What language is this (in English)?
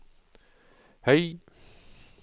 Norwegian